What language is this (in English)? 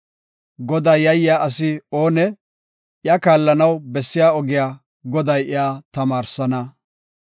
Gofa